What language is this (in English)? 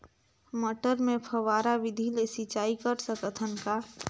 Chhattisgarhi